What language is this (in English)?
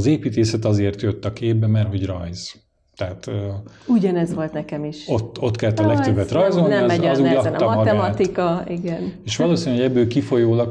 Hungarian